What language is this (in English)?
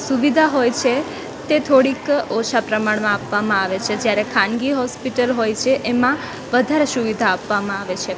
Gujarati